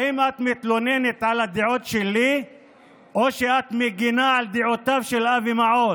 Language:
Hebrew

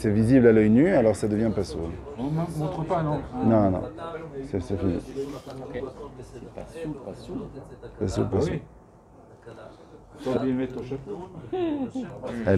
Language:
French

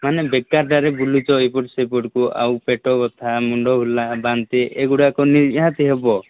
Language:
Odia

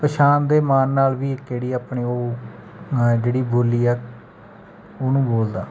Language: Punjabi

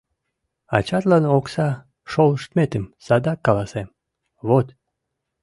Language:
Mari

